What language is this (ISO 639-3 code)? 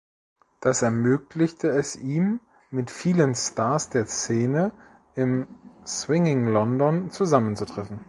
deu